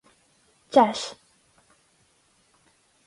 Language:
Irish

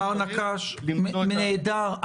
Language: Hebrew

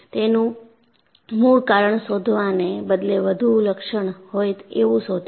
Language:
Gujarati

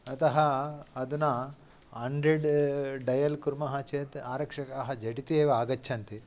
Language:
Sanskrit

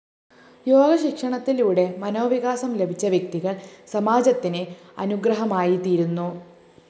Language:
Malayalam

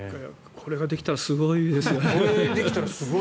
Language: Japanese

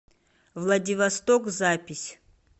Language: Russian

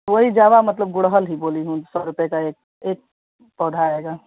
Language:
Hindi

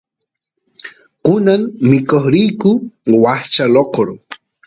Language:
Santiago del Estero Quichua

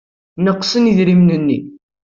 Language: Kabyle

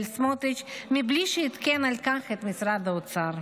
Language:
Hebrew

